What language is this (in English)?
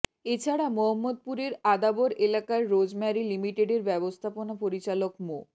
Bangla